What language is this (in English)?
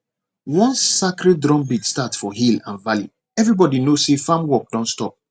Nigerian Pidgin